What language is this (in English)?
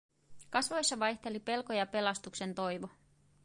Finnish